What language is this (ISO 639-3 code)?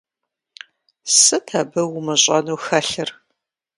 kbd